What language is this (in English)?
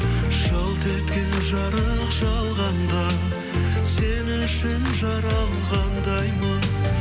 Kazakh